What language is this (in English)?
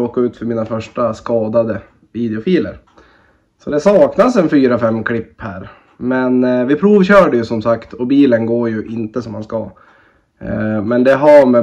Swedish